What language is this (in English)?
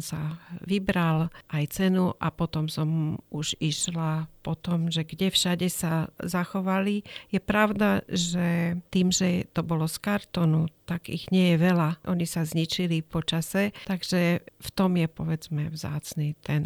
Slovak